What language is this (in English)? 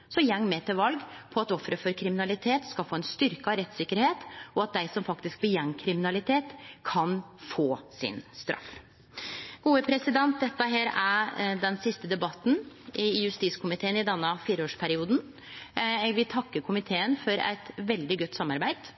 Norwegian Nynorsk